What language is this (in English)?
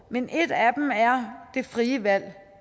Danish